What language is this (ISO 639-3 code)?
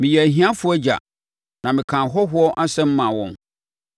aka